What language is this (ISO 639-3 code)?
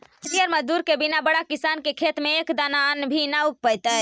mag